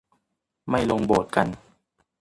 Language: Thai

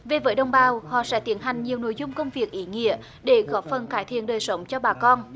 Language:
Vietnamese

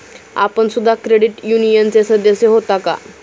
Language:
Marathi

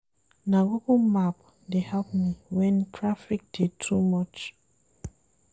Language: Nigerian Pidgin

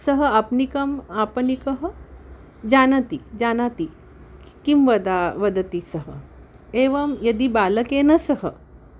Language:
Sanskrit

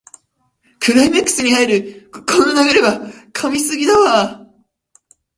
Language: Japanese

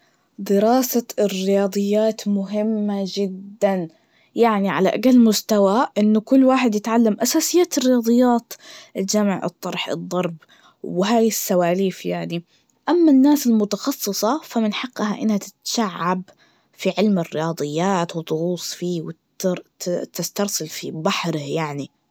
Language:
Najdi Arabic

